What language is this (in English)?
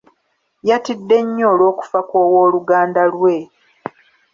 Ganda